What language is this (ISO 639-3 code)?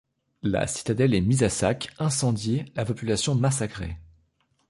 fra